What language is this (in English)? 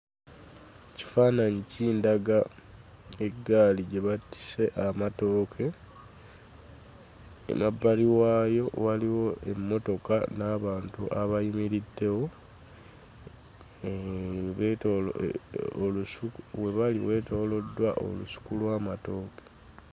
Ganda